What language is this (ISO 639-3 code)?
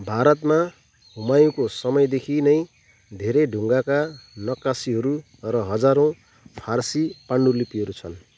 nep